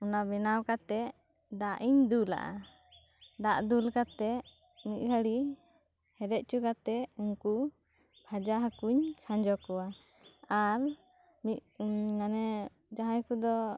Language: Santali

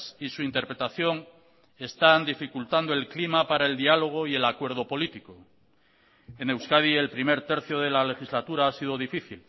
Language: Spanish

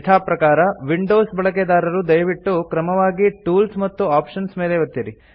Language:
Kannada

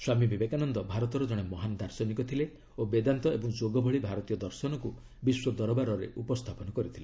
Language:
Odia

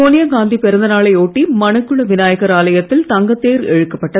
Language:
Tamil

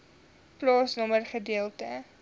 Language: Afrikaans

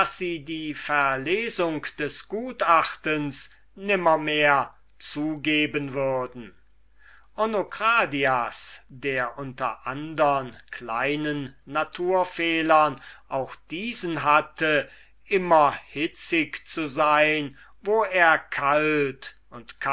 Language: German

